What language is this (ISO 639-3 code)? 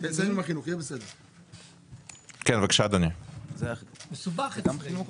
heb